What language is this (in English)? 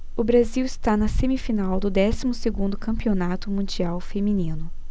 Portuguese